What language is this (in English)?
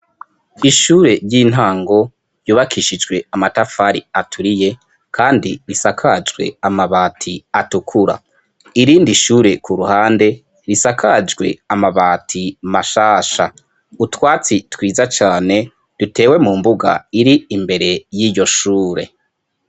Rundi